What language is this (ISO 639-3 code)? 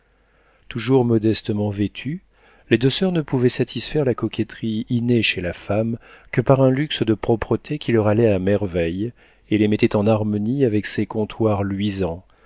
fra